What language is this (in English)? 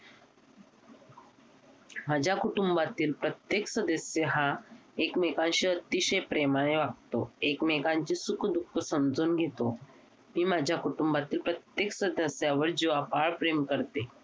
Marathi